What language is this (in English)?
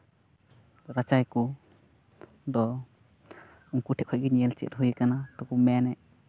Santali